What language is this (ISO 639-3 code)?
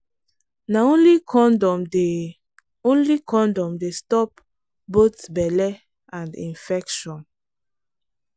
pcm